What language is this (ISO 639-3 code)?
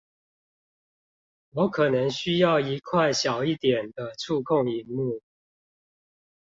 zho